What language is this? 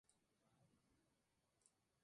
Spanish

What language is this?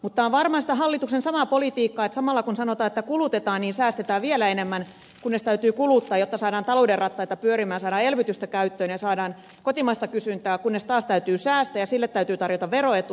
Finnish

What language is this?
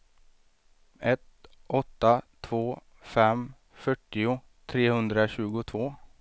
Swedish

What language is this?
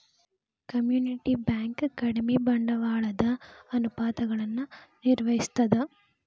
Kannada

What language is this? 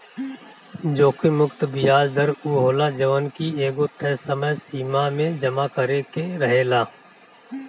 Bhojpuri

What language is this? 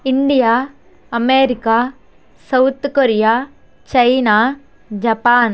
Telugu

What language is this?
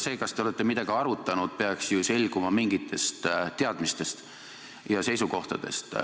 Estonian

